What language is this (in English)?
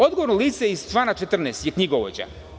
Serbian